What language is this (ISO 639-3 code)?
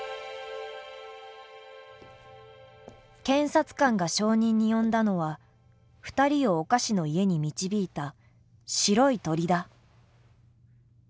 jpn